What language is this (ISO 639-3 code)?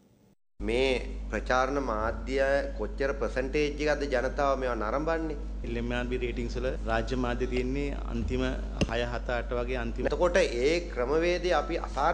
hin